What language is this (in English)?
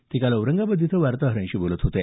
Marathi